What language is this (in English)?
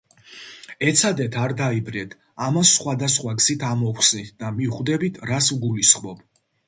Georgian